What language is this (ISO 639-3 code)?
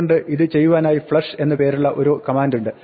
mal